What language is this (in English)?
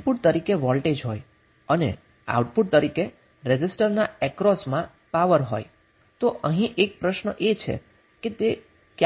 Gujarati